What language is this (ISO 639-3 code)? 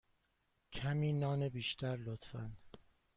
fas